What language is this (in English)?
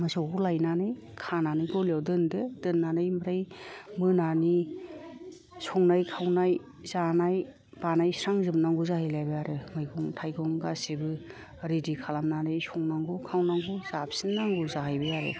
Bodo